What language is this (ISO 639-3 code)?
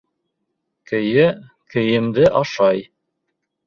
bak